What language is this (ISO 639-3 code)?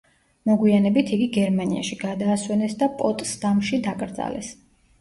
kat